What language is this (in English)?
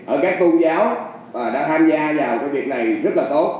Vietnamese